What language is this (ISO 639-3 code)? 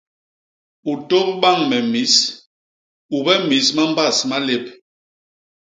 bas